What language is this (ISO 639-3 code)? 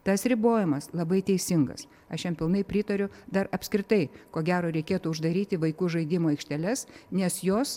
lit